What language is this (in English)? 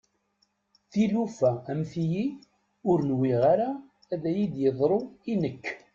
Kabyle